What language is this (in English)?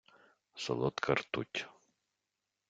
Ukrainian